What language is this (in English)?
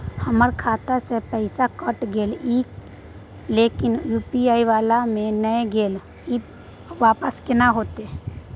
Maithili